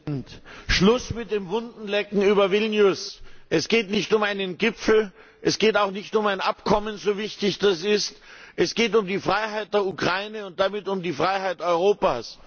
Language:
German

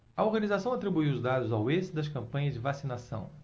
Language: Portuguese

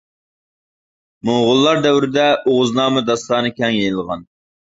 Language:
Uyghur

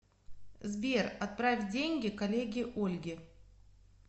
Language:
Russian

